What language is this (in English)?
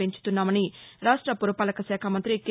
Telugu